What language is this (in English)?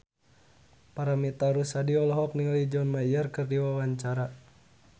Sundanese